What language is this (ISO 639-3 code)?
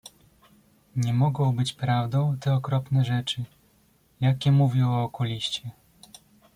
pol